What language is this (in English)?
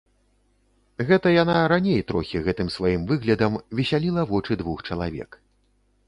Belarusian